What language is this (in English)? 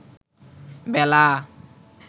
Bangla